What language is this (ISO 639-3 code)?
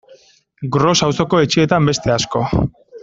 eus